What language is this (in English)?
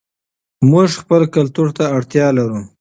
Pashto